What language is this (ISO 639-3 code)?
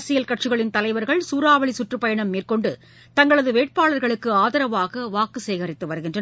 tam